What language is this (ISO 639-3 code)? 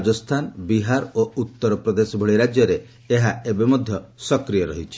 ori